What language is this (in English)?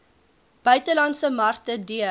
Afrikaans